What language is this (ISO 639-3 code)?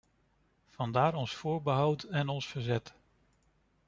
nld